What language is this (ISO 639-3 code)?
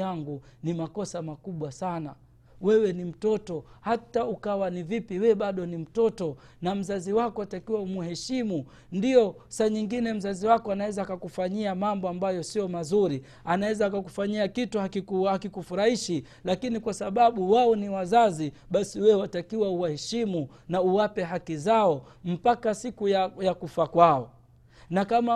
swa